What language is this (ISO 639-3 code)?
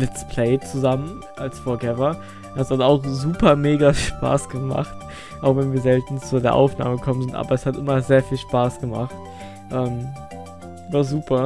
deu